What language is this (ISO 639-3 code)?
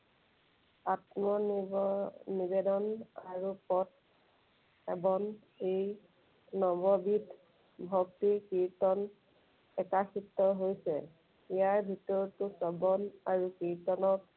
asm